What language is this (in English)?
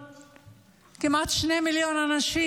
Hebrew